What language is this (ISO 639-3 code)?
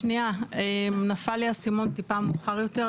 heb